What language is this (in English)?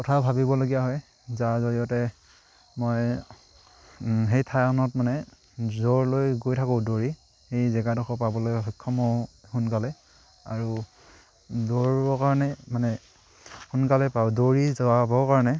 Assamese